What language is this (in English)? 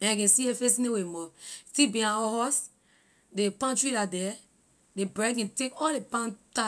Liberian English